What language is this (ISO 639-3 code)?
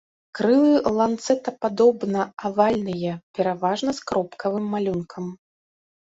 bel